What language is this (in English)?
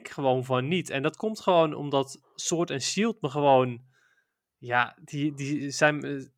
Dutch